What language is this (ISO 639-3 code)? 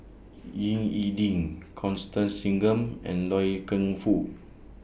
eng